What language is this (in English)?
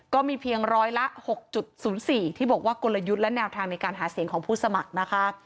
Thai